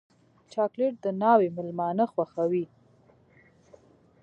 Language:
Pashto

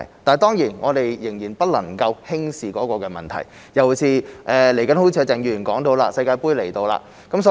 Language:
Cantonese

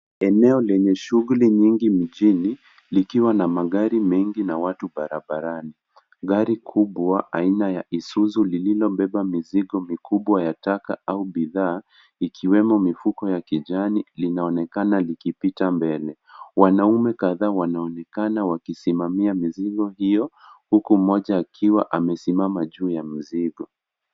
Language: Swahili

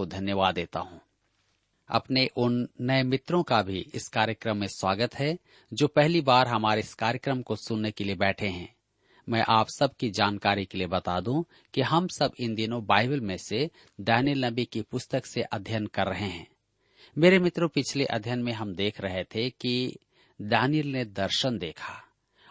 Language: Hindi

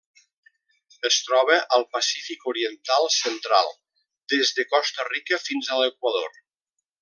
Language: Catalan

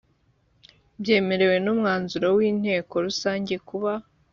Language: Kinyarwanda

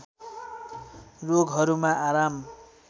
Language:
Nepali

